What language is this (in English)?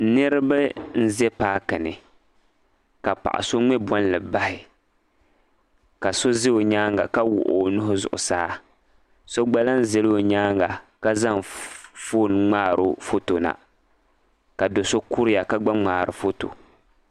Dagbani